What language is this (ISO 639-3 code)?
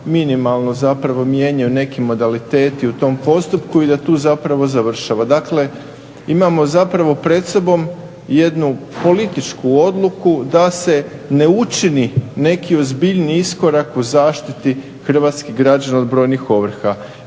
hrv